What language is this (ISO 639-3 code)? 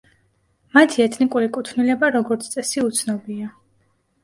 kat